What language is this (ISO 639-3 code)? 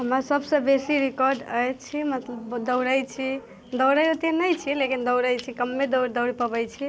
mai